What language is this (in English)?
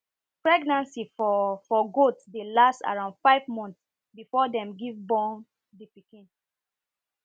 Nigerian Pidgin